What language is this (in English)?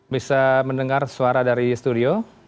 Indonesian